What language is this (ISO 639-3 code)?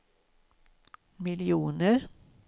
swe